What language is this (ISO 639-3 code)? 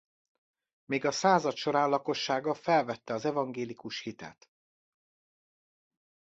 hun